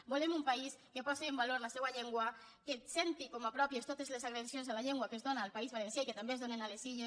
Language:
Catalan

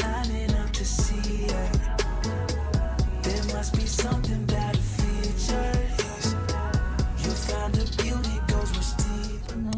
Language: Korean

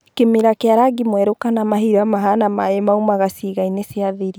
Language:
Kikuyu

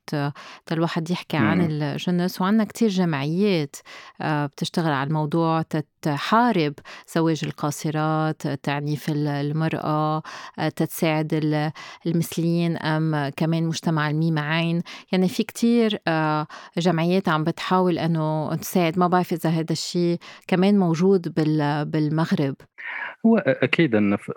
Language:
Arabic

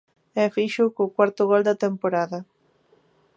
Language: Galician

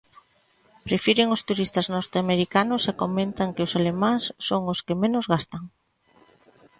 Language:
Galician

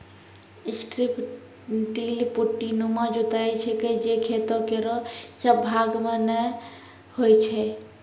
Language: Maithili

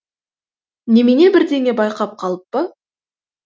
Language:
Kazakh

